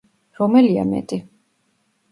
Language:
Georgian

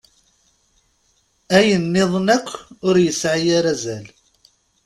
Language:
Kabyle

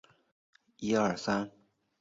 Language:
Chinese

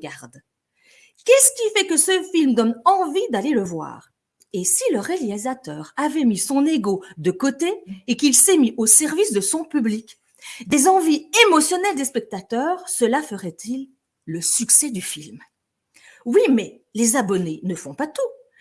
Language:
French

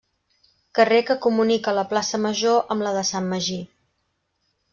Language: Catalan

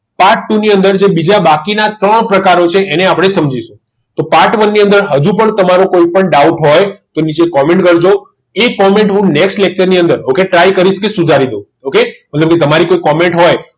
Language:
Gujarati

